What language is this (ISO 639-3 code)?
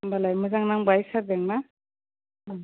brx